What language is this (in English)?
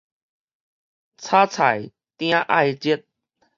Min Nan Chinese